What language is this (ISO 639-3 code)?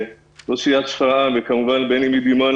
heb